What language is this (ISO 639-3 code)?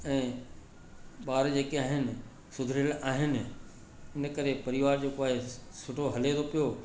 snd